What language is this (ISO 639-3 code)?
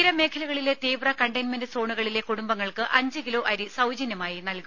mal